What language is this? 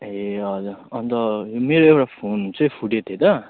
Nepali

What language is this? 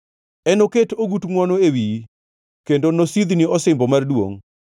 Luo (Kenya and Tanzania)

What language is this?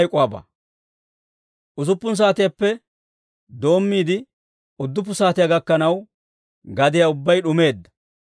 Dawro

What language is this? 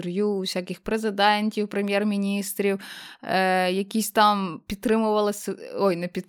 Ukrainian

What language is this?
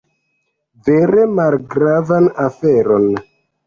Esperanto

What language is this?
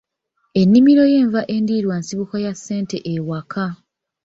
Ganda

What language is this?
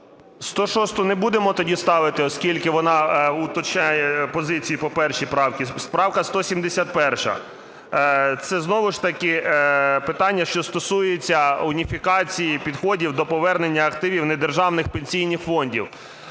Ukrainian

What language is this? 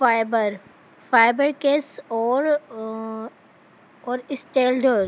Urdu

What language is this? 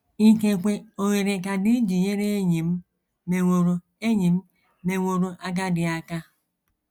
Igbo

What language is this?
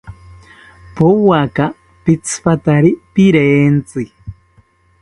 South Ucayali Ashéninka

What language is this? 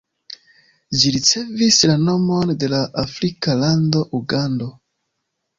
Esperanto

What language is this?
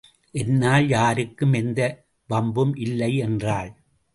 Tamil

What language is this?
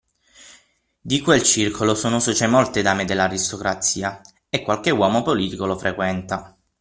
Italian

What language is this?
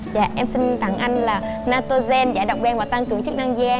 Vietnamese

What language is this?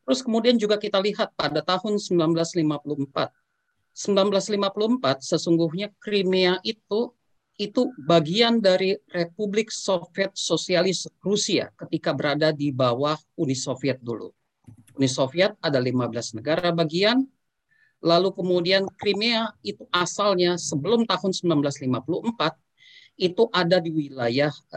Indonesian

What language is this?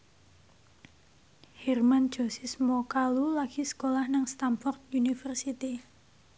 Javanese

